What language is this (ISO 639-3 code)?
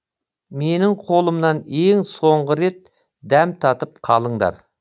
kaz